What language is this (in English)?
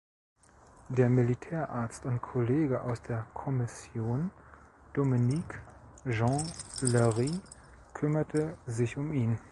German